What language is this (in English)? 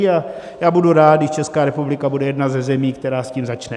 Czech